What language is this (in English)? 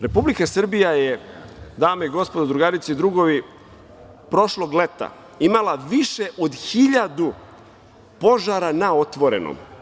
Serbian